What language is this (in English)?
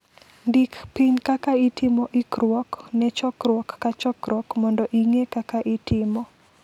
Luo (Kenya and Tanzania)